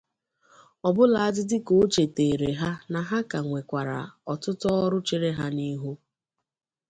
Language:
Igbo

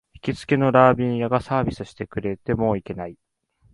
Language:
Japanese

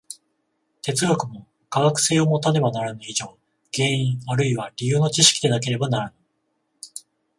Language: Japanese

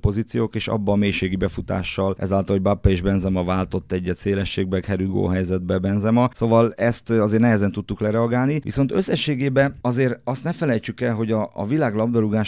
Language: Hungarian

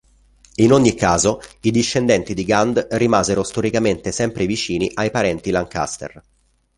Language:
Italian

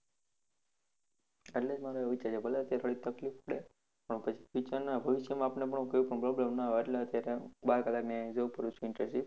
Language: Gujarati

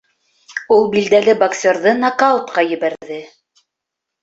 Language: Bashkir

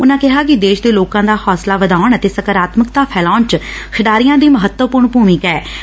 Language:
Punjabi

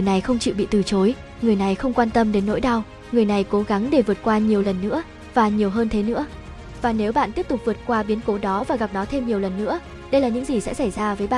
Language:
Vietnamese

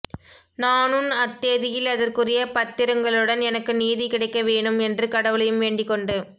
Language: Tamil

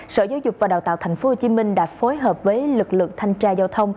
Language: Vietnamese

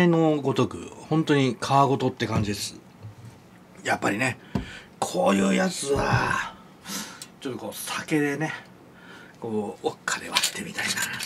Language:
Japanese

